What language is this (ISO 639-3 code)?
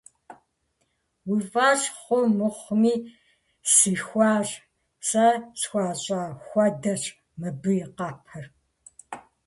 kbd